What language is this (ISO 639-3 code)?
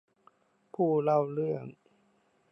tha